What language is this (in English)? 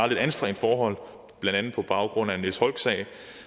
Danish